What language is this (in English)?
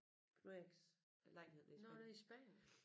Danish